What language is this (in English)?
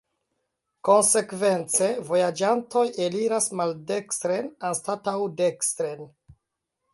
Esperanto